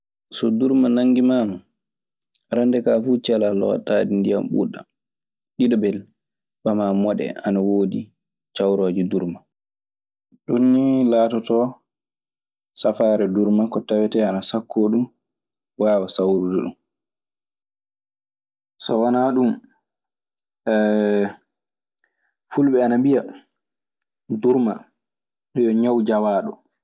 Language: Maasina Fulfulde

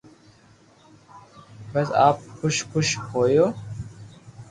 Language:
Loarki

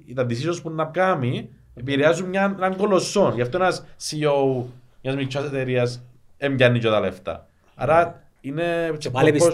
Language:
Greek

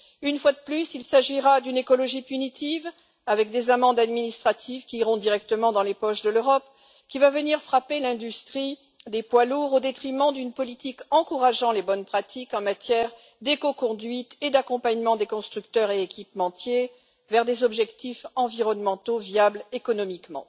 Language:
French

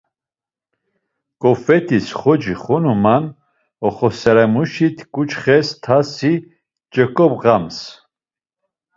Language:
Laz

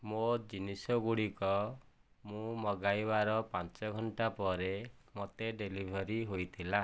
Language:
Odia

